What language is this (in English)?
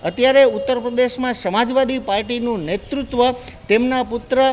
Gujarati